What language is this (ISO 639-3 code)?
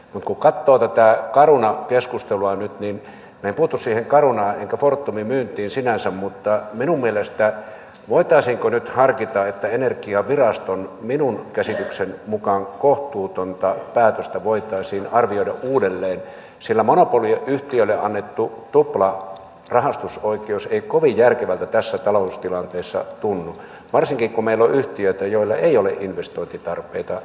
fin